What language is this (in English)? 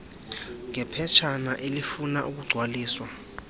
Xhosa